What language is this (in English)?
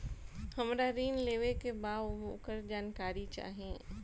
Bhojpuri